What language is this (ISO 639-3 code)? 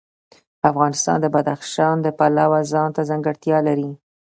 pus